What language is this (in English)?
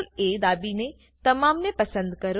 Gujarati